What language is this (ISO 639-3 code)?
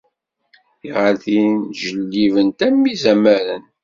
kab